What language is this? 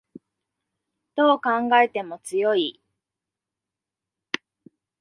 Japanese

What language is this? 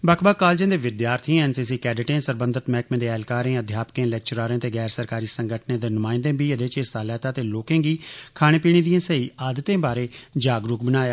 Dogri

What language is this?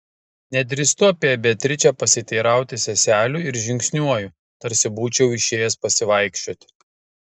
Lithuanian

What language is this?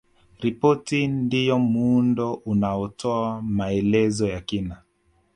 Swahili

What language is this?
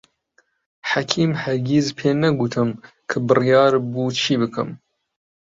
Central Kurdish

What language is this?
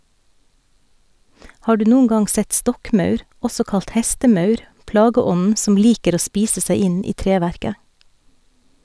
Norwegian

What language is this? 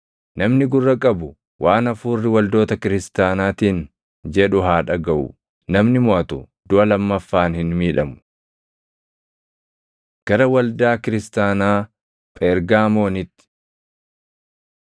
Oromo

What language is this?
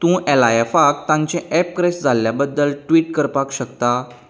Konkani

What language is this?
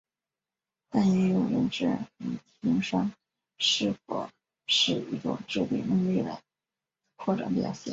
Chinese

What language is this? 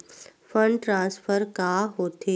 Chhattisgarhi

